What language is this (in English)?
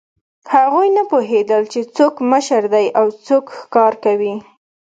Pashto